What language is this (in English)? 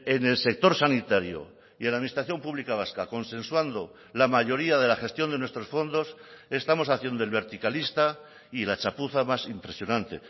Spanish